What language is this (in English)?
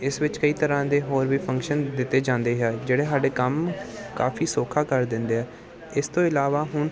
Punjabi